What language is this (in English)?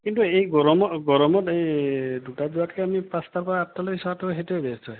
Assamese